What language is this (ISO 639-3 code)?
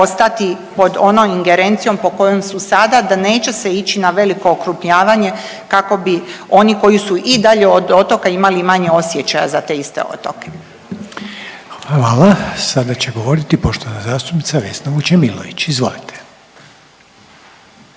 hrv